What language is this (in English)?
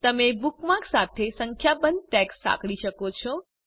Gujarati